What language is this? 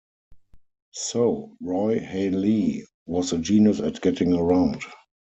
English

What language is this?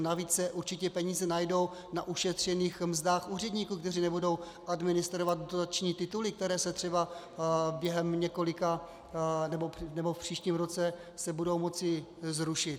Czech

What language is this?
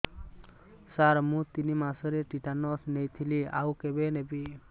Odia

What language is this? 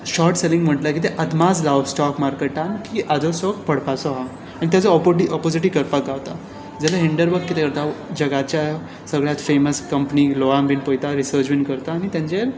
Konkani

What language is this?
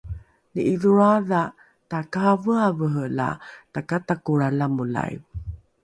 Rukai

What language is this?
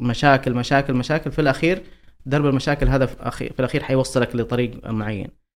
Arabic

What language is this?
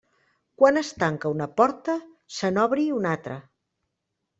Catalan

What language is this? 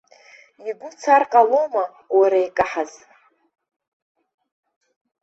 Abkhazian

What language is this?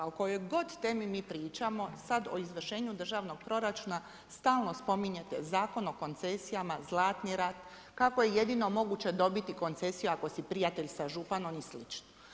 Croatian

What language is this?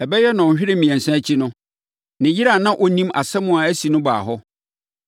Akan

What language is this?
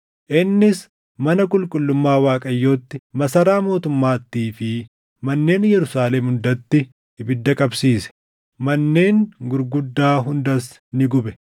Oromo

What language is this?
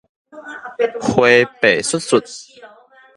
Min Nan Chinese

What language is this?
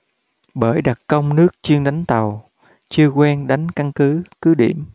Vietnamese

